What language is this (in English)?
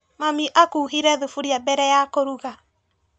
Kikuyu